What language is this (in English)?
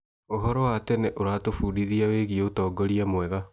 Kikuyu